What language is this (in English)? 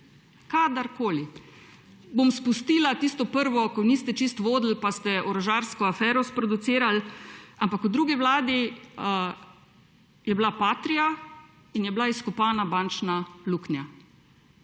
Slovenian